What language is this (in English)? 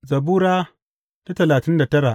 Hausa